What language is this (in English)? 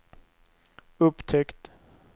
Swedish